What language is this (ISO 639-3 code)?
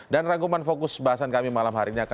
ind